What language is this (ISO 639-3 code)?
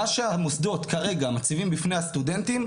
heb